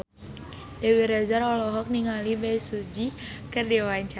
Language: Sundanese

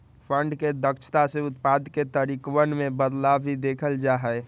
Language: Magahi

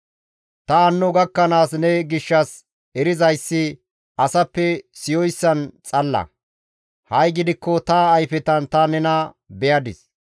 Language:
Gamo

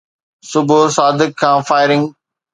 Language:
Sindhi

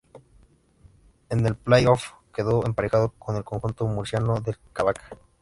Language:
Spanish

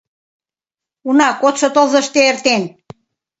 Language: Mari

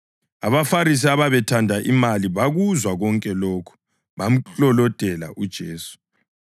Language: North Ndebele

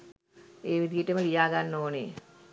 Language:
Sinhala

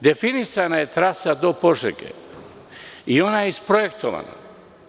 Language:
Serbian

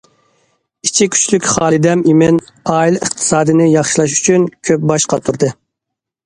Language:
Uyghur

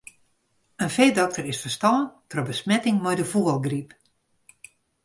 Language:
Western Frisian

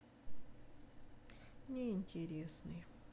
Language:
Russian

